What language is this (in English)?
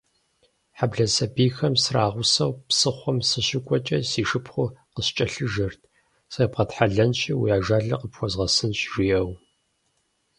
Kabardian